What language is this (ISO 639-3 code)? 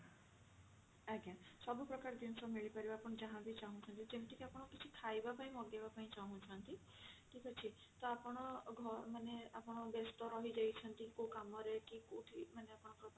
ori